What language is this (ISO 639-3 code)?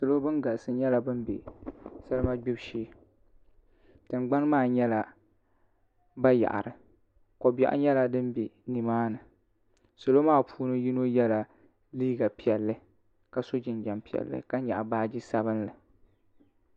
dag